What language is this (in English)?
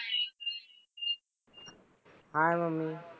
Marathi